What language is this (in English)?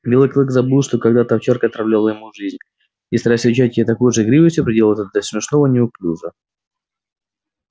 Russian